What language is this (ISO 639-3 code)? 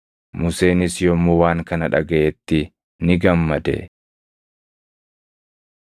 orm